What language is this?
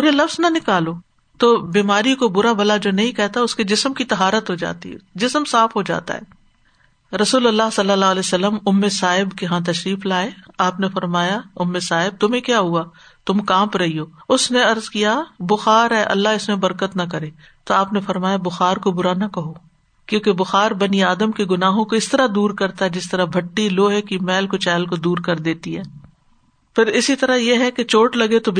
Urdu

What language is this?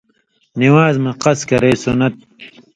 Indus Kohistani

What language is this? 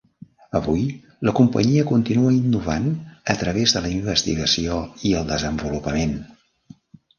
Catalan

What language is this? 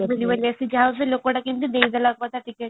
Odia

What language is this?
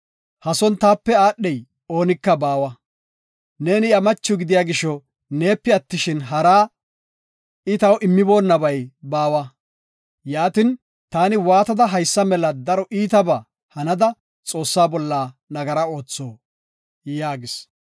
Gofa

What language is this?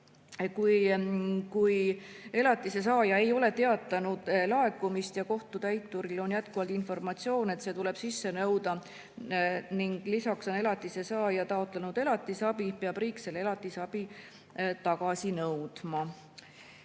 Estonian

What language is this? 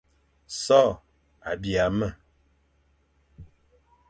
Fang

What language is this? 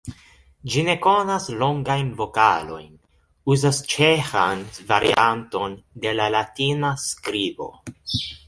Esperanto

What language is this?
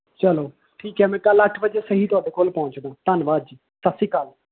Punjabi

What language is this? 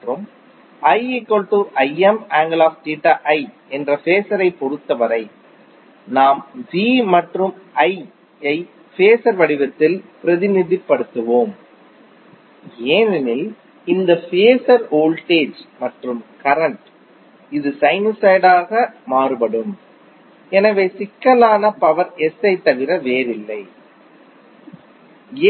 Tamil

